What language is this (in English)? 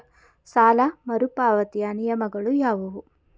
Kannada